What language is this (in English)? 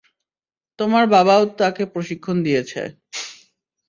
Bangla